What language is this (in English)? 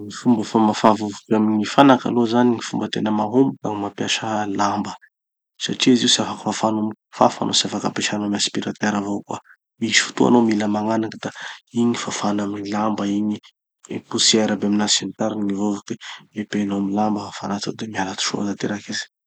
Tanosy Malagasy